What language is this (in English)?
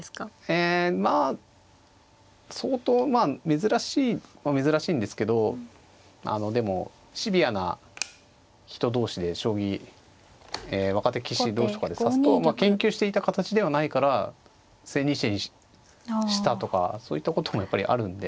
Japanese